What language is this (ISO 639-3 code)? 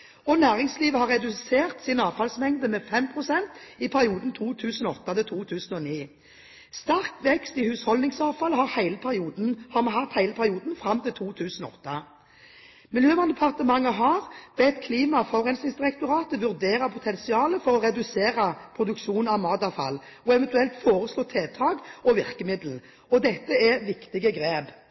nob